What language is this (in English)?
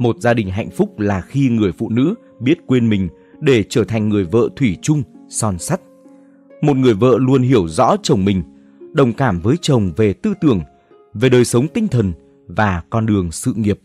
Vietnamese